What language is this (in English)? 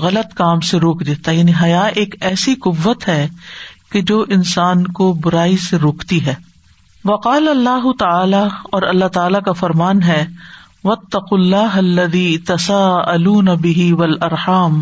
Urdu